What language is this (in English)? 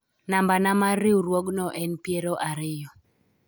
Luo (Kenya and Tanzania)